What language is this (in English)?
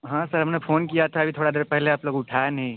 Hindi